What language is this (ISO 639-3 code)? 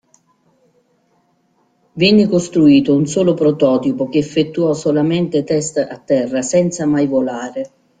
ita